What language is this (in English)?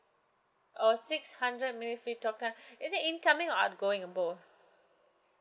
English